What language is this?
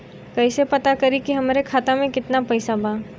Bhojpuri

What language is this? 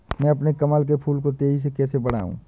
Hindi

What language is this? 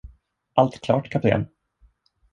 Swedish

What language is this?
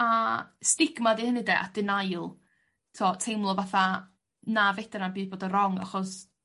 Welsh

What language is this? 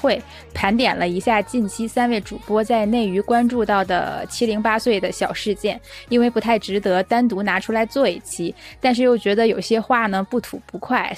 Chinese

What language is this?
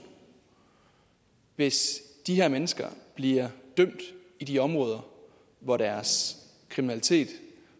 Danish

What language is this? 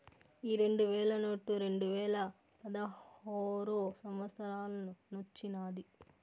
Telugu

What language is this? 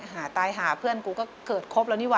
Thai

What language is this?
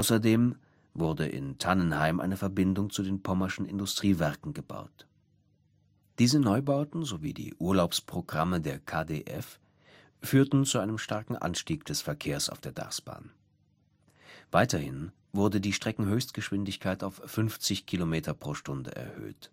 German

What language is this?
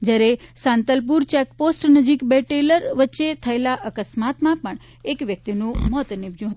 Gujarati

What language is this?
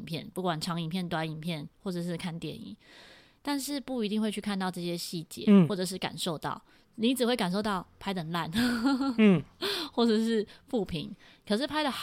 Chinese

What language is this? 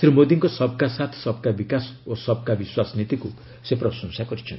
Odia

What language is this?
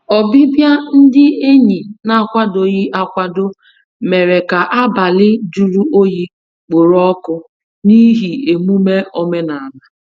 Igbo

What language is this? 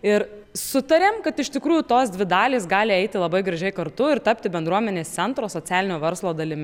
Lithuanian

